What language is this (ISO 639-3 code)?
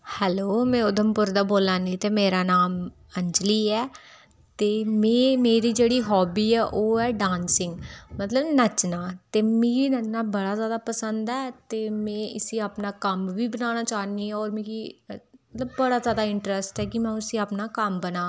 doi